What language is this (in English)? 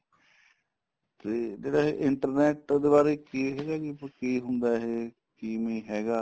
Punjabi